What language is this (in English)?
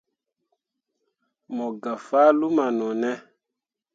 Mundang